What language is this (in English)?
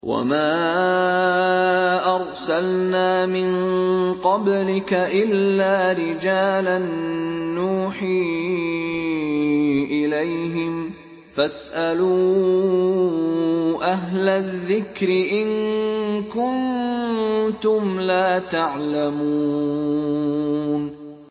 Arabic